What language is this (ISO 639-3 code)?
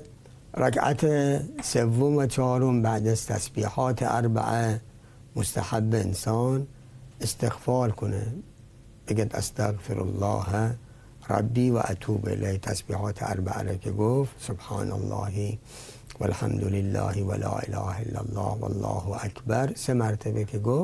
fas